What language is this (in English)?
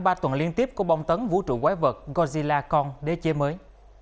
Vietnamese